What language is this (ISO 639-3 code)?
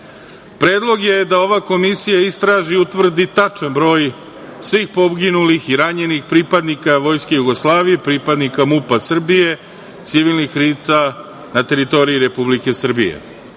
srp